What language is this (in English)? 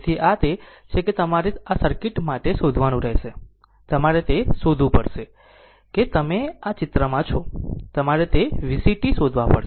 Gujarati